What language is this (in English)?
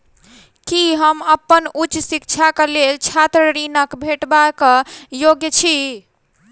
Maithili